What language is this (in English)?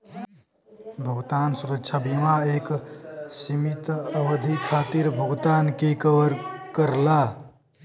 Bhojpuri